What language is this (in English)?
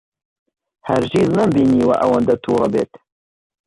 Central Kurdish